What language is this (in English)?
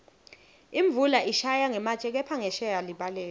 Swati